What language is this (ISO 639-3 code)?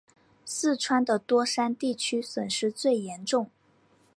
zho